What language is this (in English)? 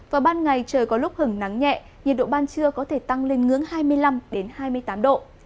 Vietnamese